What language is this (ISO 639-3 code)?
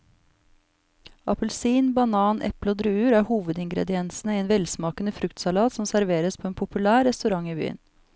nor